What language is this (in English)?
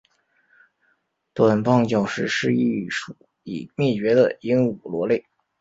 Chinese